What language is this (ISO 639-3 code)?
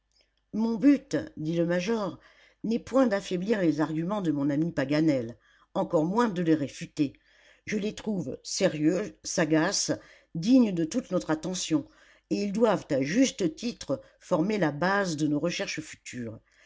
fra